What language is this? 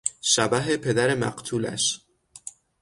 Persian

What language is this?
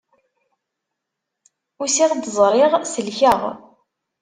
Kabyle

